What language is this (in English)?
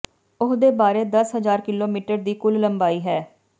Punjabi